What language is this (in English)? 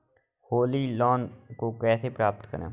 Hindi